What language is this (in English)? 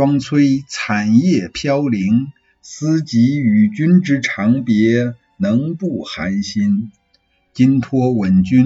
Chinese